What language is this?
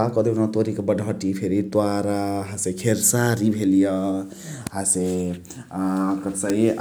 Chitwania Tharu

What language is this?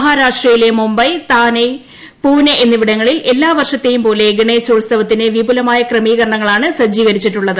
Malayalam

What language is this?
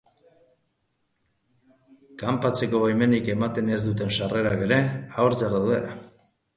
Basque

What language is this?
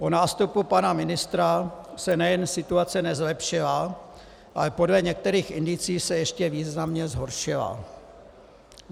Czech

